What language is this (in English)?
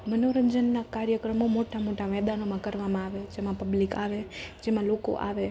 Gujarati